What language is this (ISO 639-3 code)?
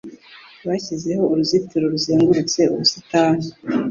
kin